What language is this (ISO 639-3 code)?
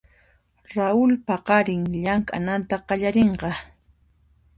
qxp